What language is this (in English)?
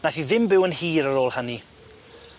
Welsh